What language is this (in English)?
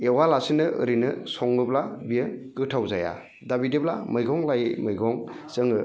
Bodo